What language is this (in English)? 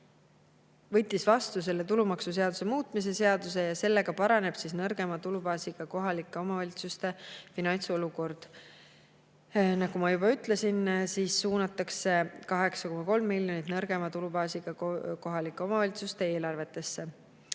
Estonian